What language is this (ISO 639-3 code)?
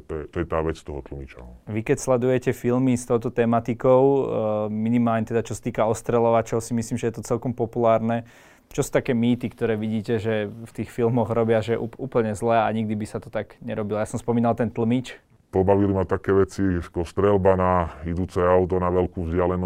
slk